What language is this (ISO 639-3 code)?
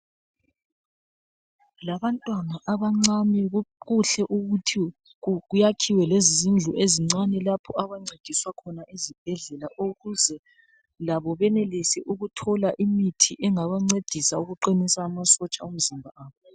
nde